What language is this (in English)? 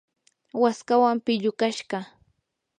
Yanahuanca Pasco Quechua